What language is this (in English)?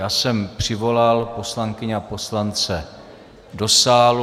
Czech